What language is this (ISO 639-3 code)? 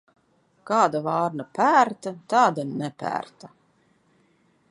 lav